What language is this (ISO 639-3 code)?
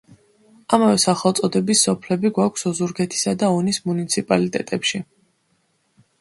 kat